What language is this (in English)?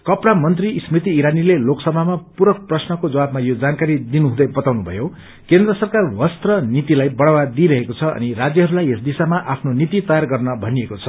Nepali